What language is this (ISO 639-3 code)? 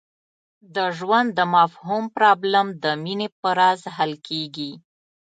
pus